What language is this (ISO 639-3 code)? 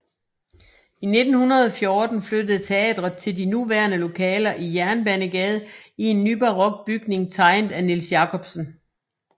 dan